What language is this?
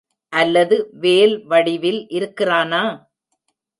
Tamil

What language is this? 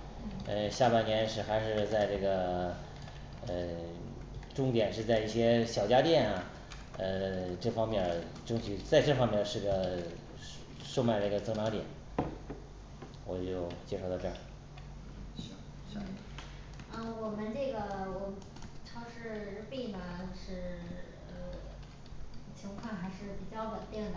Chinese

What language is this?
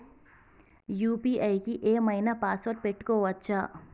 Telugu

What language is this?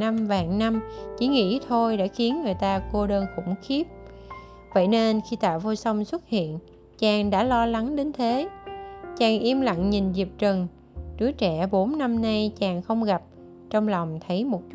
Vietnamese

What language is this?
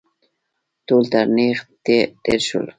Pashto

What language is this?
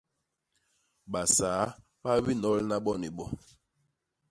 Basaa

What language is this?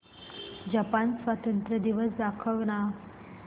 Marathi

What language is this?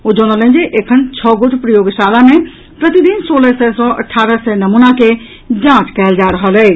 Maithili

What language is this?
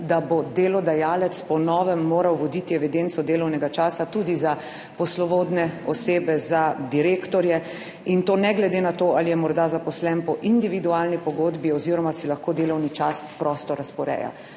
Slovenian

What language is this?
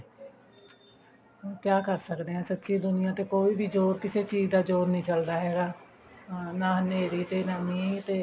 Punjabi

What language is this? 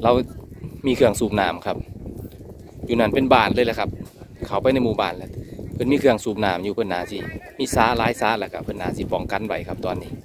Thai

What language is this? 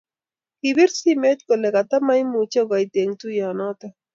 Kalenjin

